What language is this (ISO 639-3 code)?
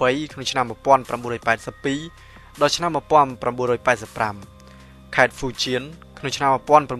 tha